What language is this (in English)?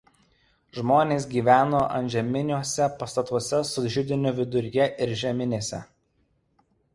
Lithuanian